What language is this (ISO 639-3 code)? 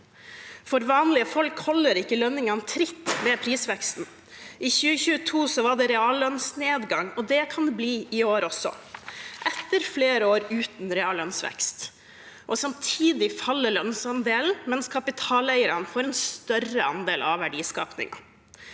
nor